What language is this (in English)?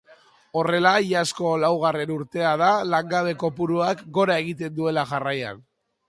Basque